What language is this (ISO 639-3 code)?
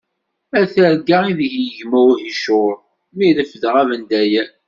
kab